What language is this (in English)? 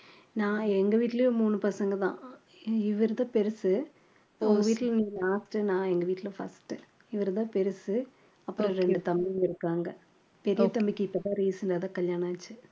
Tamil